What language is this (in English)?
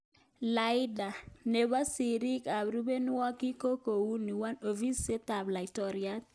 Kalenjin